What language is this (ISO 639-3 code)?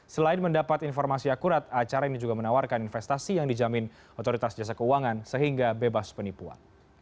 ind